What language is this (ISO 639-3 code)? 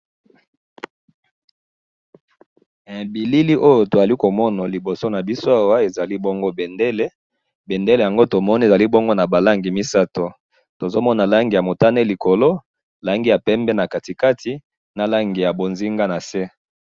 lin